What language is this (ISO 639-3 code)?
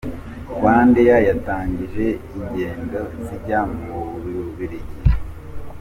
kin